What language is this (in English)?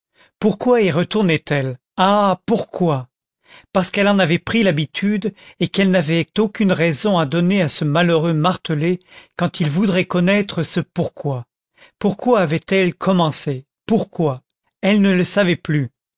French